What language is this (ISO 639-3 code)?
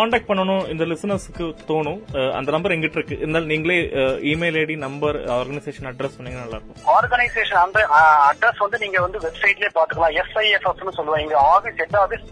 tam